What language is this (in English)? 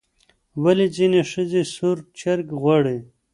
Pashto